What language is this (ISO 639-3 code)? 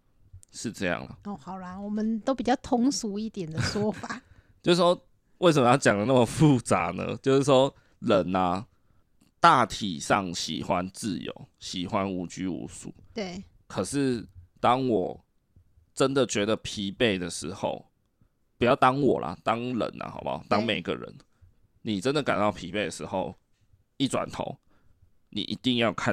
zho